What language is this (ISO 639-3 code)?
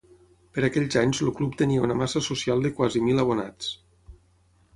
cat